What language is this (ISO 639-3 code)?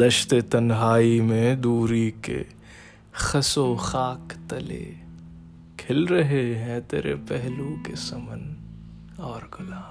urd